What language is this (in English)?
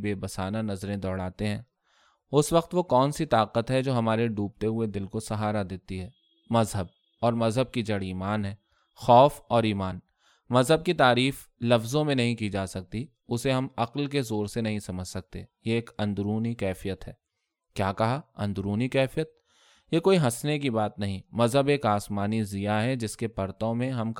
Urdu